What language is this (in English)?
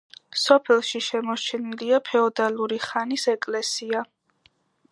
Georgian